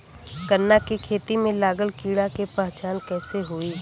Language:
Bhojpuri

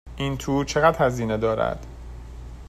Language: Persian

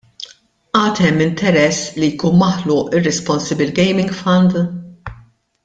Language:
Maltese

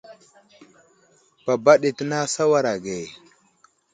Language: Wuzlam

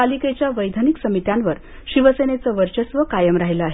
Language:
Marathi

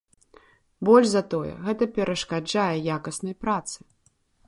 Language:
Belarusian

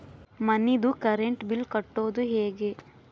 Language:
Kannada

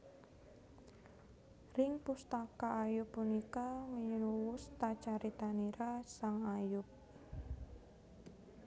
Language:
Javanese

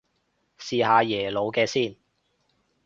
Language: Cantonese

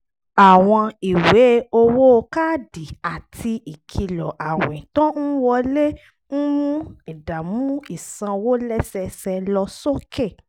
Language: Yoruba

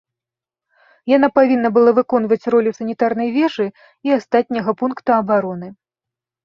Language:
Belarusian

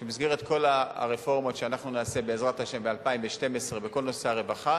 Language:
Hebrew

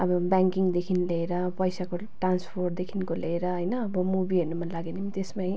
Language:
Nepali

